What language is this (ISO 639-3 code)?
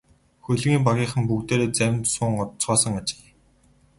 mon